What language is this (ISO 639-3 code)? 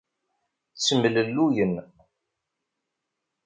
kab